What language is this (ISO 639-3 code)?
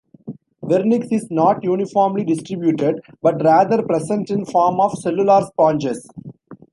eng